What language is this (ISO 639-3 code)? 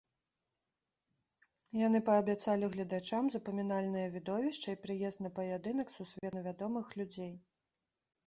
bel